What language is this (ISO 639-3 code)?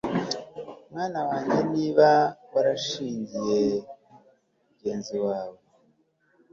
kin